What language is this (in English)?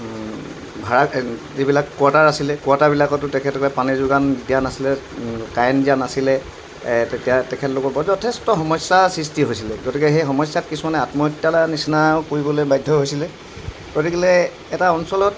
Assamese